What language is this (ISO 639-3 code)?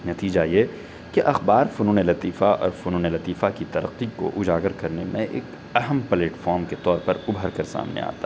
urd